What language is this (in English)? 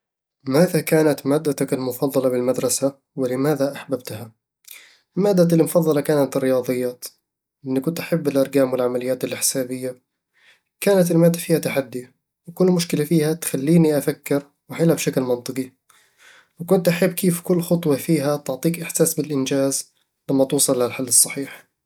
Eastern Egyptian Bedawi Arabic